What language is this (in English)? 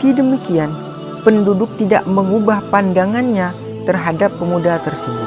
Indonesian